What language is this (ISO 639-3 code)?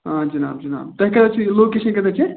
kas